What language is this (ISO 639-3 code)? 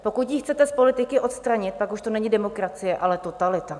ces